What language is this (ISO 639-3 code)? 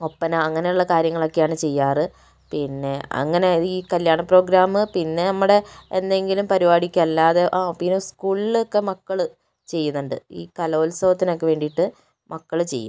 mal